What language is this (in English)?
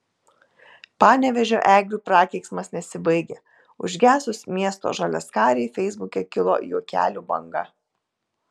Lithuanian